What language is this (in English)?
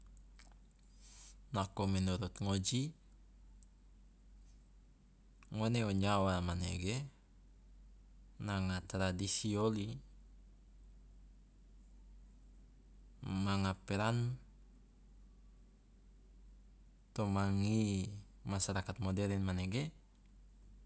Loloda